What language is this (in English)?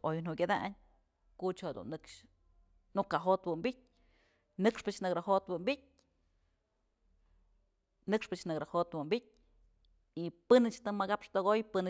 Mazatlán Mixe